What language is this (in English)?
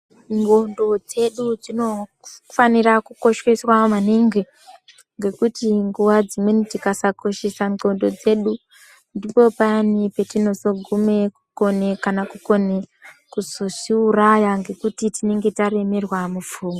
Ndau